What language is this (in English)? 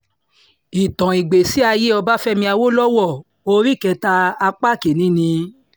Yoruba